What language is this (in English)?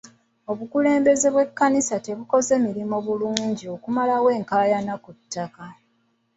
Ganda